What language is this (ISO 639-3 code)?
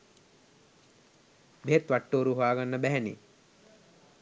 sin